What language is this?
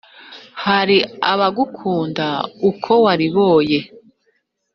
Kinyarwanda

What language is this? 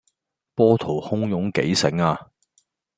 Cantonese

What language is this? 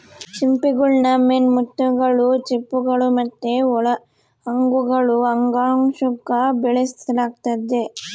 Kannada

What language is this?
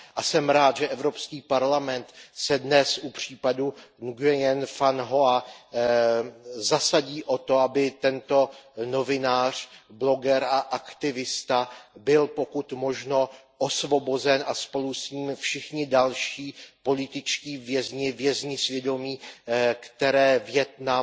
Czech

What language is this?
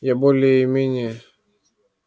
Russian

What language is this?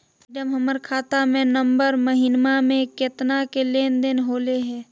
Magahi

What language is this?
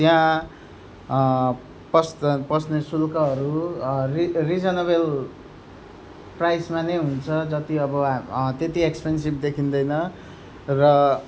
Nepali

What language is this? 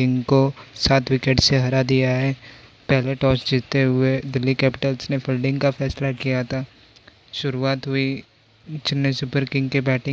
Hindi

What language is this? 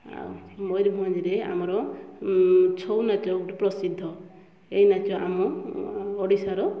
Odia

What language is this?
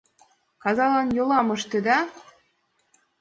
Mari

